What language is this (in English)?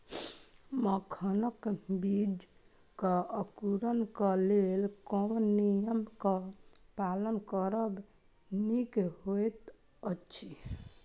Maithili